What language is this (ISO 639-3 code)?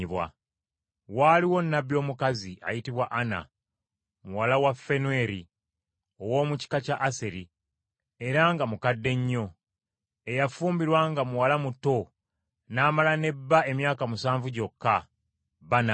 lug